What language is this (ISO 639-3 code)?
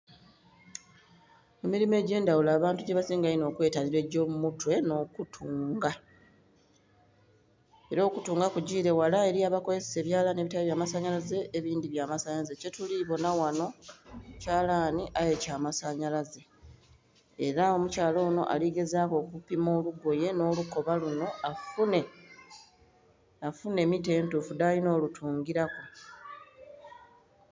xog